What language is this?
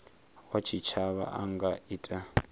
Venda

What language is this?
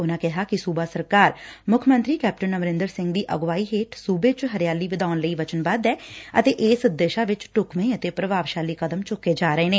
Punjabi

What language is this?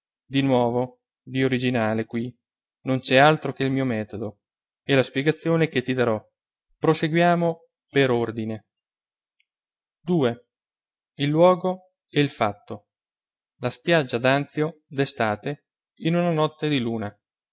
Italian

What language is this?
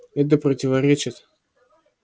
Russian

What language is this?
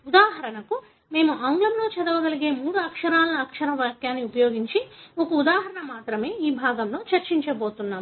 Telugu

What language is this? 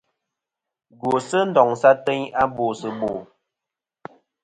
Kom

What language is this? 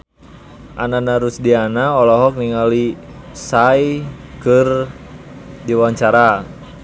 Sundanese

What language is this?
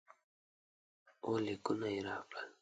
Pashto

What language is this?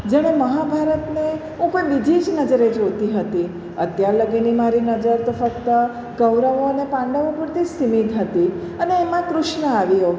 Gujarati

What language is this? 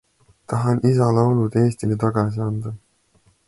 Estonian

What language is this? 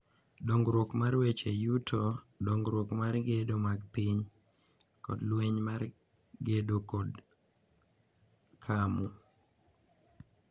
Luo (Kenya and Tanzania)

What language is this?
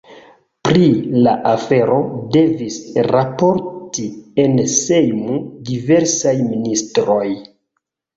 Esperanto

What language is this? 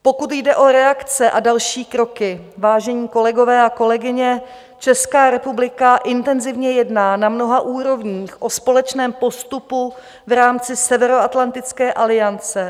Czech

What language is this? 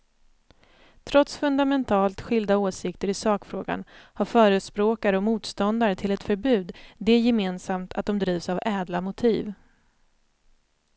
Swedish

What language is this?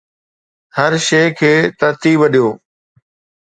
Sindhi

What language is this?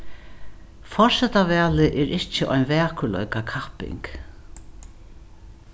Faroese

